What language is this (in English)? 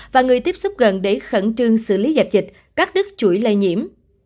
Vietnamese